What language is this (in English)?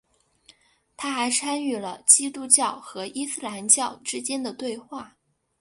Chinese